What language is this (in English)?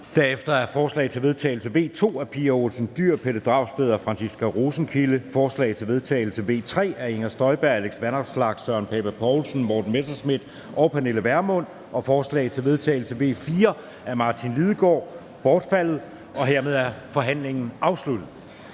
Danish